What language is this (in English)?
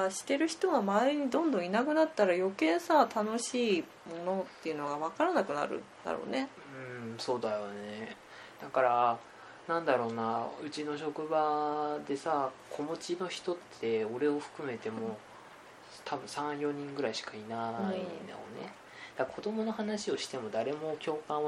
Japanese